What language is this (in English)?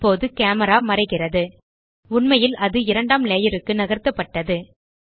Tamil